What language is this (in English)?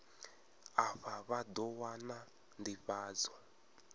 Venda